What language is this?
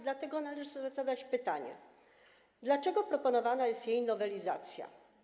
Polish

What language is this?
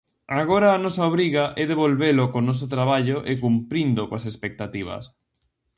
Galician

